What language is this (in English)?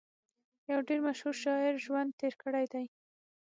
Pashto